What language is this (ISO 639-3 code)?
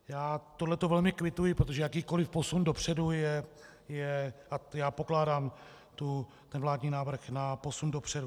ces